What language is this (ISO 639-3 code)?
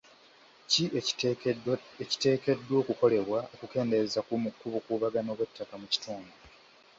lug